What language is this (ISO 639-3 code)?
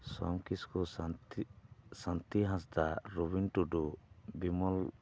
sat